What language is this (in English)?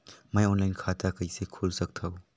Chhattisgarhi